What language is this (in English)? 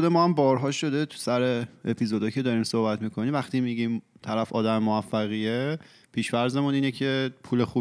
Persian